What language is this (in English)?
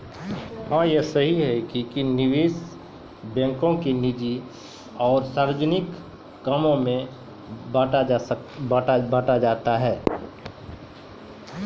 Maithili